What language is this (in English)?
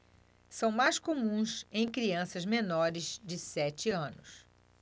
Portuguese